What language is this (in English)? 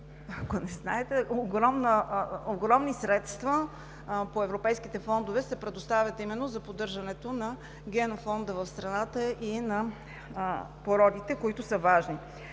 Bulgarian